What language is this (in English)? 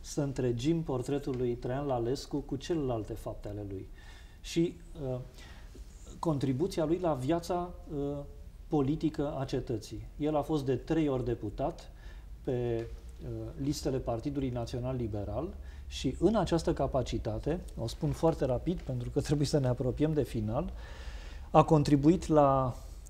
Romanian